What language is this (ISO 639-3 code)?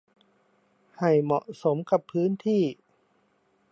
tha